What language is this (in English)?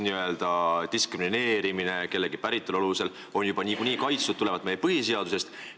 Estonian